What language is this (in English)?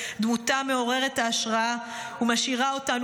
Hebrew